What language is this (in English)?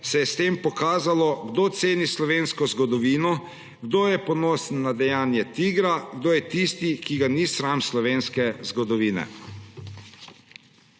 Slovenian